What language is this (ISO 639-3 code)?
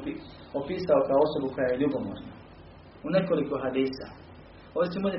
hrv